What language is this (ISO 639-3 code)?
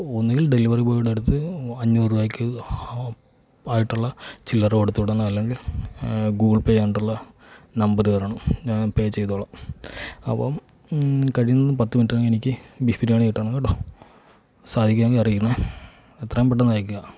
mal